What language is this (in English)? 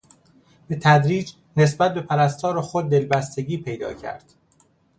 Persian